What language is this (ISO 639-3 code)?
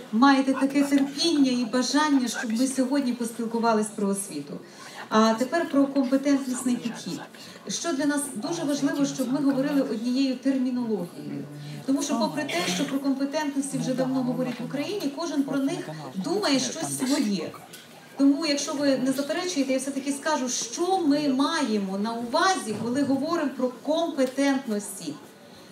ukr